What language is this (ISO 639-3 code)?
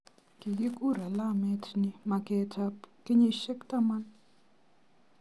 kln